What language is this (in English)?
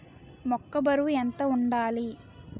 Telugu